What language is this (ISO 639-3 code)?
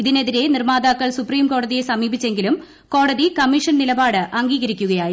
mal